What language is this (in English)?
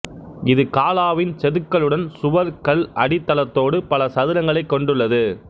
Tamil